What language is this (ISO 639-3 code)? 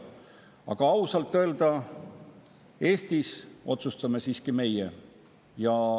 est